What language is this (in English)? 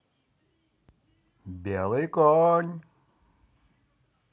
Russian